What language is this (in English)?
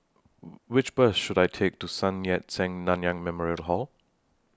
English